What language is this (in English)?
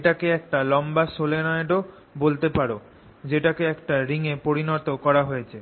Bangla